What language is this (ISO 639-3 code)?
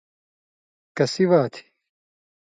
mvy